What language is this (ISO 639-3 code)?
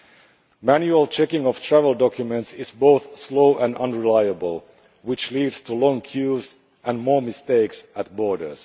eng